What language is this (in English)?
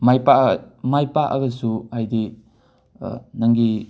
Manipuri